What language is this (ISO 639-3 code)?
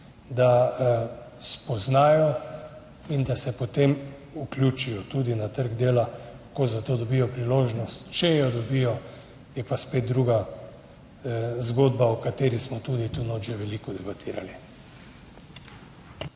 slv